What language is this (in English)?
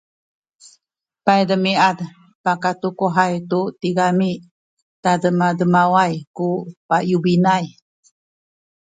Sakizaya